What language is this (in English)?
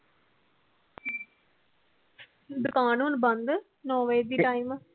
Punjabi